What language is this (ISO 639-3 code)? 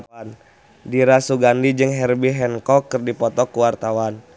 sun